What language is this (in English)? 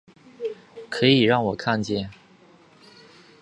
Chinese